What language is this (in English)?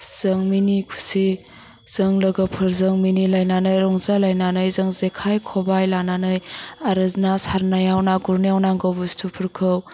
Bodo